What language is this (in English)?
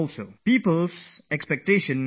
English